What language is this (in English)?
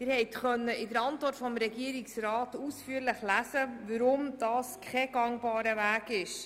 Swiss German